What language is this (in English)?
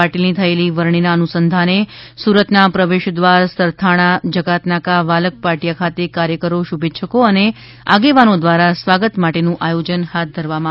Gujarati